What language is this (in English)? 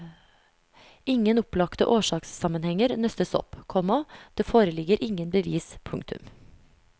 Norwegian